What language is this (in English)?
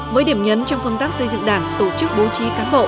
Vietnamese